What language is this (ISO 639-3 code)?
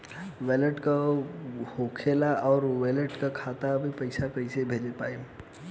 bho